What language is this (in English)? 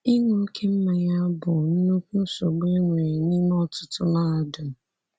Igbo